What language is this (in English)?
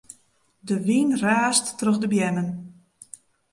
Western Frisian